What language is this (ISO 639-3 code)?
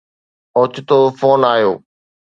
snd